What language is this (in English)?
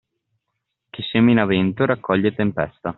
Italian